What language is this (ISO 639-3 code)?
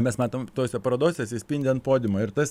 lit